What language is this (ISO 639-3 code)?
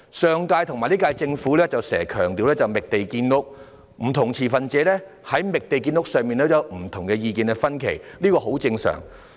yue